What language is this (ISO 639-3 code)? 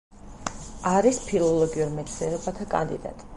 kat